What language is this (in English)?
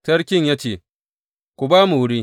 Hausa